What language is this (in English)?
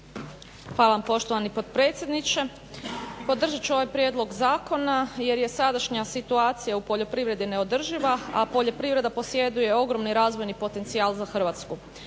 Croatian